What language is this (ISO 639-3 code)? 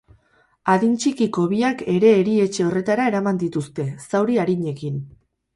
eus